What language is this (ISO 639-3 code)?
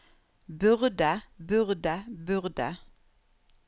nor